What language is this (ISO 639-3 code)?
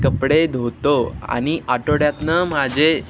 mar